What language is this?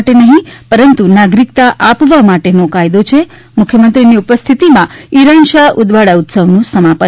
Gujarati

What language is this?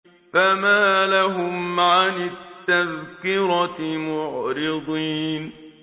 Arabic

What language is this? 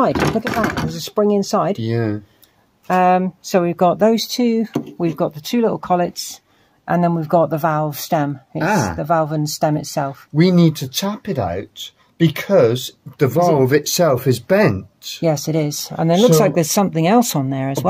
English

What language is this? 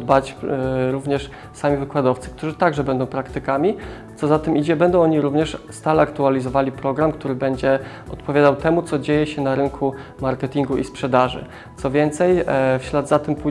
Polish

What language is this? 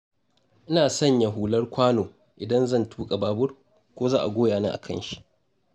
Hausa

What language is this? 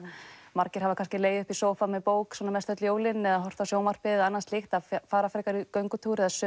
Icelandic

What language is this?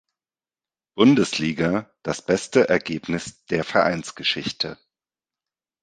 German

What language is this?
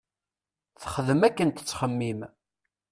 Kabyle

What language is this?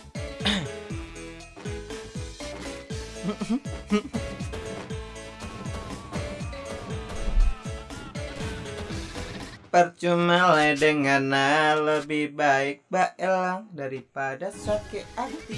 Indonesian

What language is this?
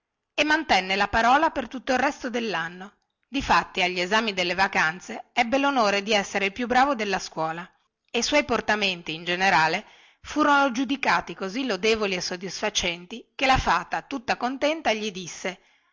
Italian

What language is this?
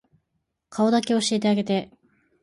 Japanese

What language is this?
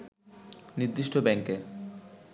Bangla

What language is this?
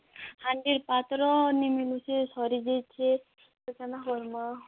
Odia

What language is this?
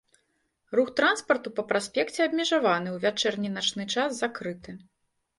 Belarusian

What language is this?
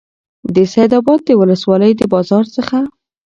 Pashto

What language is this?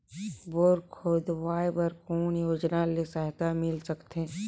Chhattisgarhi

